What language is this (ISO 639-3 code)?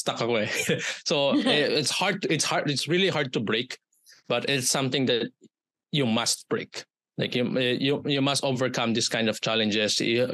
fil